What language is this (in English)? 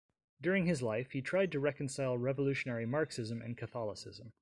English